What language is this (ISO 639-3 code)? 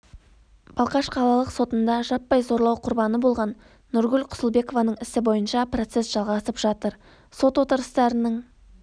kaz